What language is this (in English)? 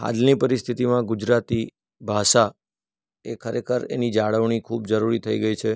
Gujarati